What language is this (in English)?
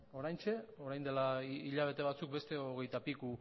Basque